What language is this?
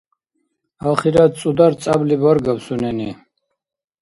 Dargwa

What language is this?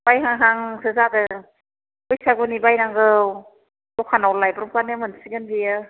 Bodo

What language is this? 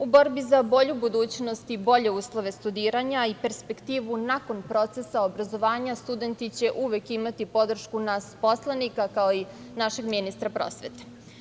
Serbian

